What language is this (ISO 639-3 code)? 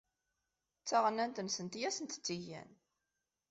kab